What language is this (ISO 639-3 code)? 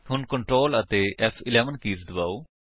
pan